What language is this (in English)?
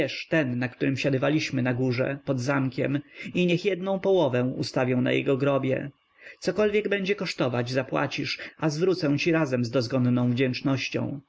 Polish